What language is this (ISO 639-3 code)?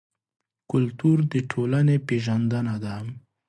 pus